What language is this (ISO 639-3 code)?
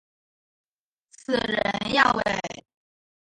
zho